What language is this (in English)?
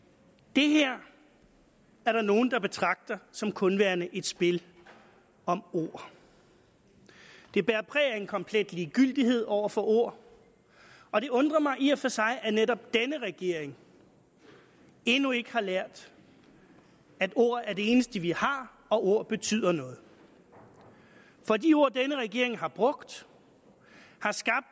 Danish